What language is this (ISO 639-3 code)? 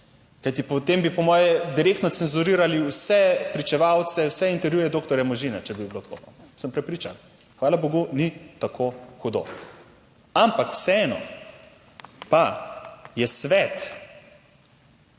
slv